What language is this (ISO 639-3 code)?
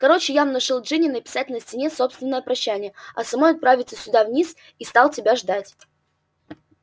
rus